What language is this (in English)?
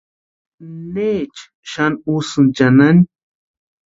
Western Highland Purepecha